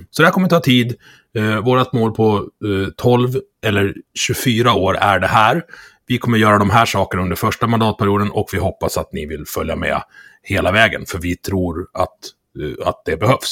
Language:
Swedish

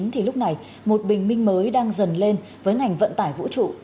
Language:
Vietnamese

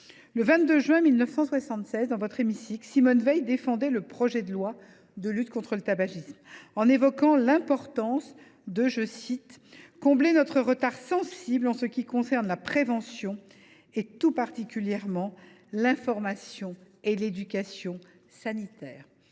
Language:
French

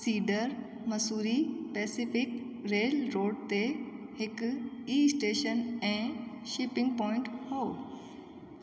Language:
Sindhi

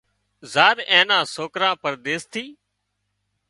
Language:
Wadiyara Koli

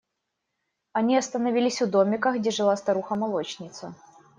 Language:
Russian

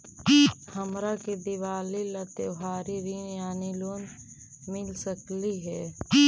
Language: Magahi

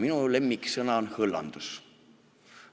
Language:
Estonian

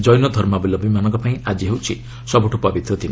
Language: Odia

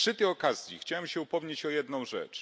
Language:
Polish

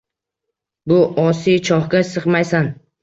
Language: Uzbek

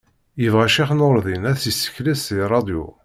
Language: Kabyle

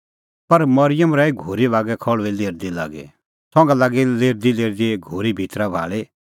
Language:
Kullu Pahari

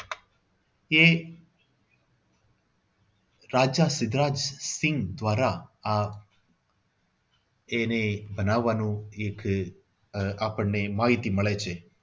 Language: Gujarati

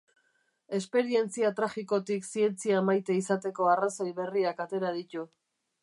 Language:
Basque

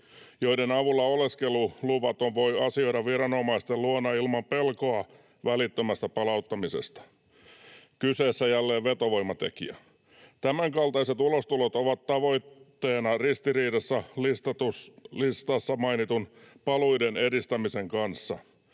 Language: Finnish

